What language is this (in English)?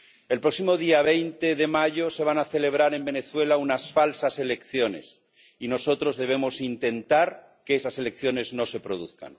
Spanish